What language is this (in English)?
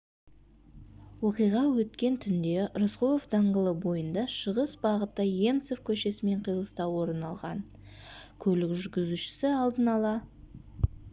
Kazakh